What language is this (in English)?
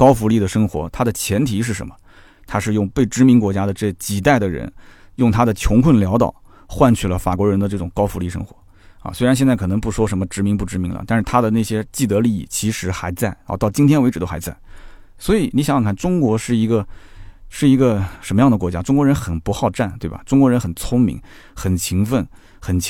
Chinese